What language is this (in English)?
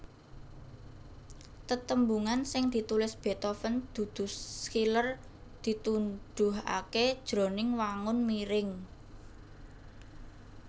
Javanese